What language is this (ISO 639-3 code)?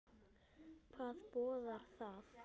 isl